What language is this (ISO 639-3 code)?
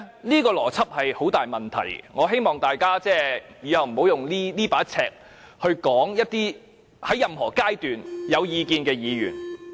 yue